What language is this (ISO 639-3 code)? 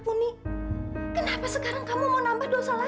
ind